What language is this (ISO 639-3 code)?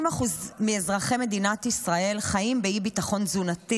heb